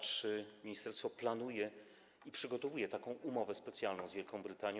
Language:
Polish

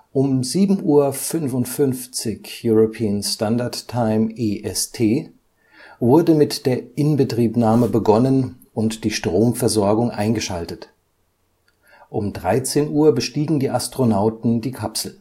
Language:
German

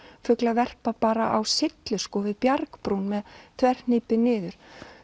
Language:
Icelandic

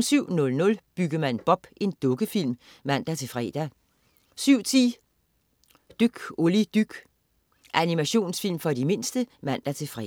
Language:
Danish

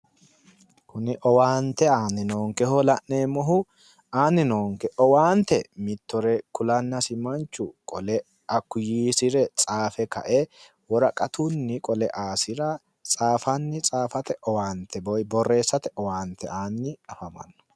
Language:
Sidamo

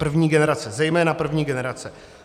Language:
Czech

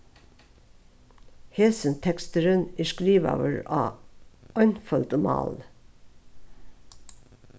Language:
Faroese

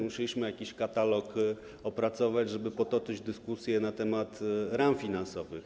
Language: Polish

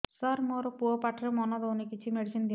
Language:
Odia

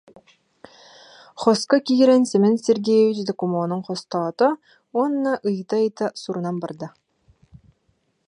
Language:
Yakut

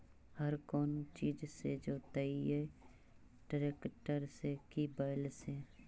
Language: Magahi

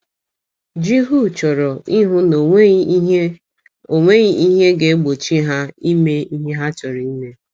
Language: Igbo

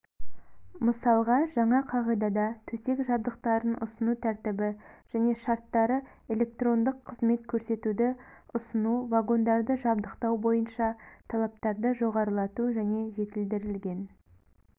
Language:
Kazakh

